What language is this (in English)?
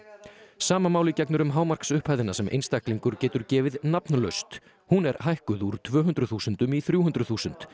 Icelandic